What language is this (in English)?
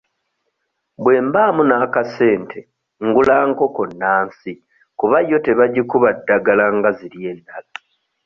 Ganda